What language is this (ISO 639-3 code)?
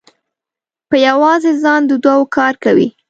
pus